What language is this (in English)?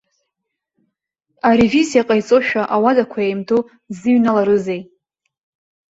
Abkhazian